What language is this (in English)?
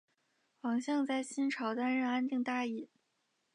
Chinese